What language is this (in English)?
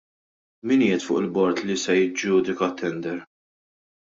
Maltese